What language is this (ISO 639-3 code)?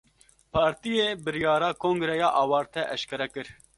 kur